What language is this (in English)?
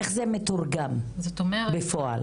Hebrew